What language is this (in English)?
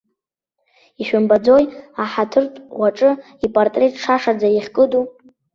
Abkhazian